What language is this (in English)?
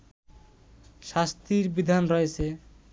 Bangla